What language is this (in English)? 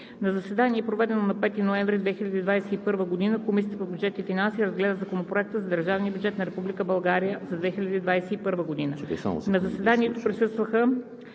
Bulgarian